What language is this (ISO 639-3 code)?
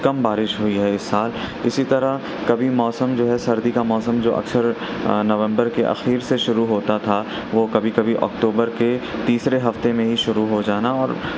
urd